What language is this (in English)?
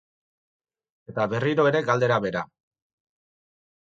Basque